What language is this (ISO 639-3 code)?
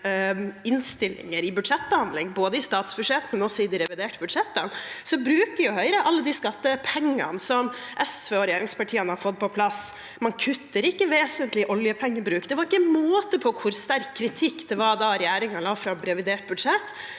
nor